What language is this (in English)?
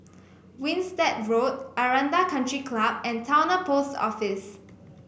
English